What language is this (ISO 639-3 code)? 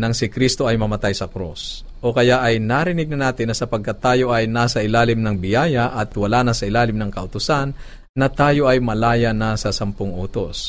fil